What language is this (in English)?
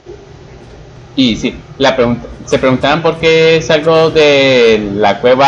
Spanish